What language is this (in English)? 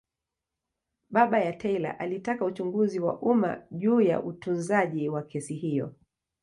Swahili